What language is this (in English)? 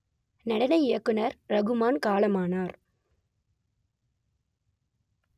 Tamil